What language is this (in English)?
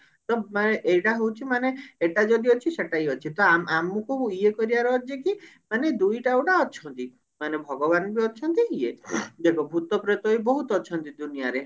Odia